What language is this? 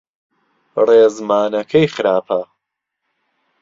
Central Kurdish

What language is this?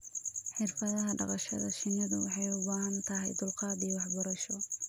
Somali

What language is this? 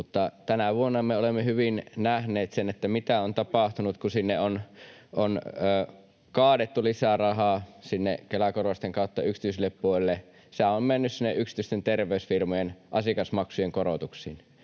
Finnish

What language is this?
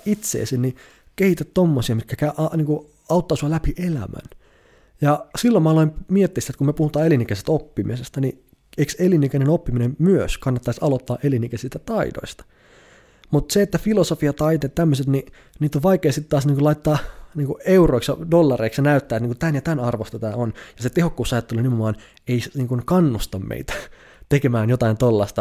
Finnish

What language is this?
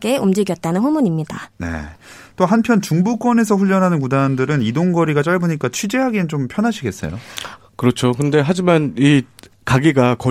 Korean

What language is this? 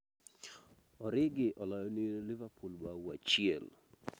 Luo (Kenya and Tanzania)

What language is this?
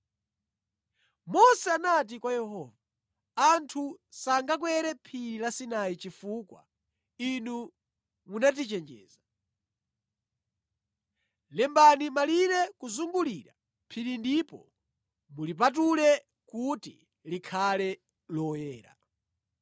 Nyanja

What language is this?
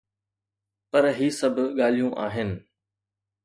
Sindhi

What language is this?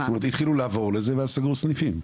Hebrew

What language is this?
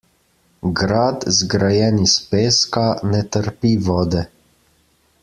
Slovenian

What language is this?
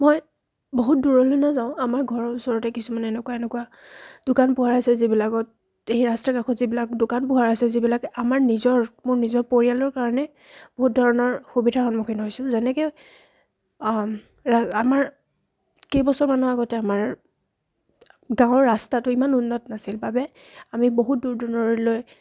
Assamese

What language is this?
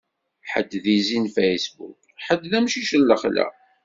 Kabyle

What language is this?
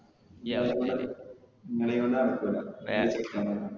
Malayalam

